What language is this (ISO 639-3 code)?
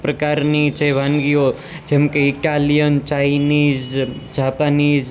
guj